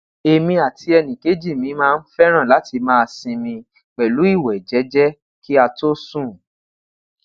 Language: Yoruba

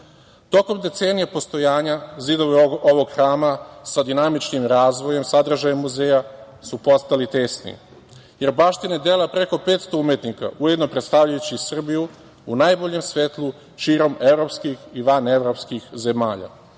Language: Serbian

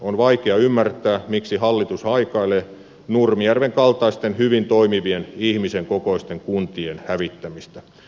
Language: Finnish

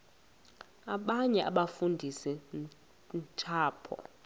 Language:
Xhosa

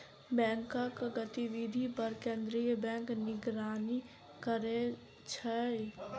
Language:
Maithili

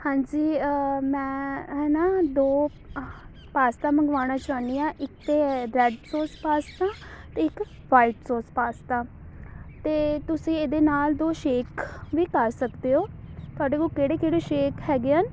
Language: Punjabi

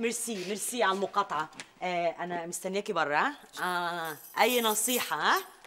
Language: Arabic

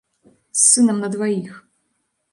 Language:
Belarusian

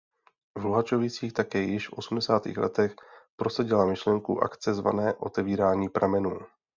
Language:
Czech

